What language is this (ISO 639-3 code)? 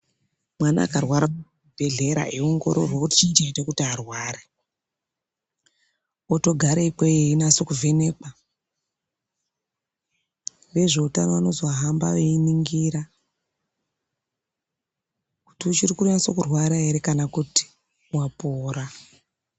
ndc